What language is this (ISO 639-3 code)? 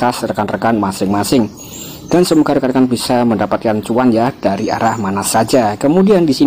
ind